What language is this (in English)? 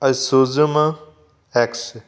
Punjabi